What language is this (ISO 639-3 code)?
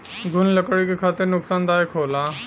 bho